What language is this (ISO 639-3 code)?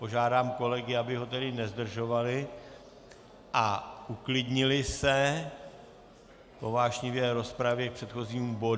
ces